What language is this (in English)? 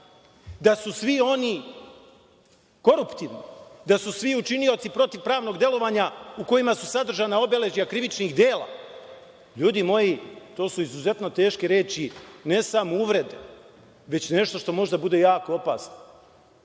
Serbian